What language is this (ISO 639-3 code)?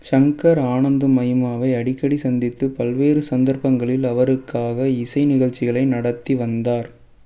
tam